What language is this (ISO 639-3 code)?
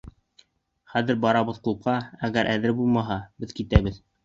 bak